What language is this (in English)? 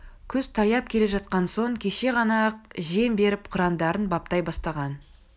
Kazakh